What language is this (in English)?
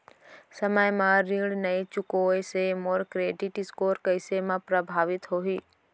Chhattisgarhi